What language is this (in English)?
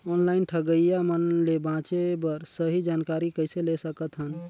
Chhattisgarhi